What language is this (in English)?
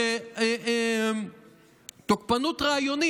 Hebrew